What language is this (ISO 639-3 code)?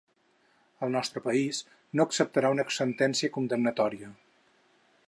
cat